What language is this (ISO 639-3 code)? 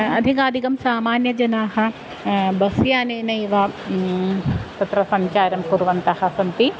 san